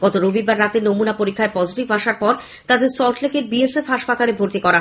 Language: Bangla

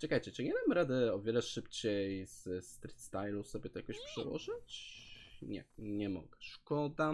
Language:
Polish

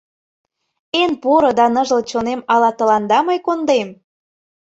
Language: Mari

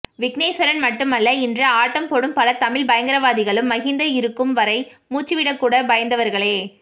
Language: Tamil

